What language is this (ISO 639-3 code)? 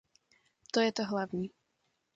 ces